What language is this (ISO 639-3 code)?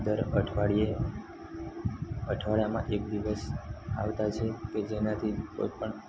guj